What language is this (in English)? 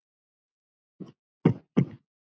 Icelandic